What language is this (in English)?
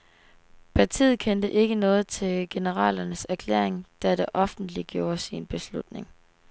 Danish